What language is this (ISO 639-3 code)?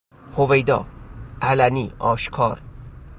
fas